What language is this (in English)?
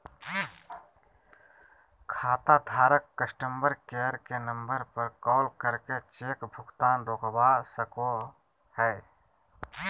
Magahi